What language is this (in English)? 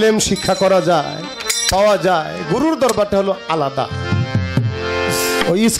Hindi